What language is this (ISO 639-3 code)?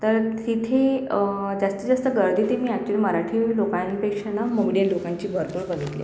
mar